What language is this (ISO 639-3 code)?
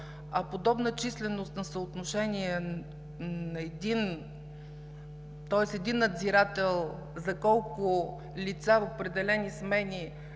bul